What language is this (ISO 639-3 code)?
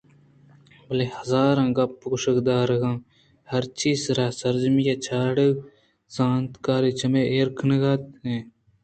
bgp